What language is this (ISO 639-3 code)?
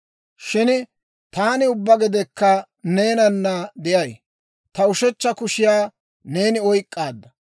dwr